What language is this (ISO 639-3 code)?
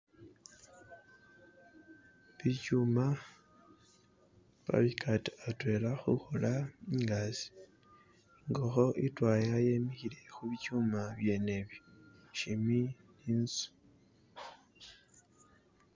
myx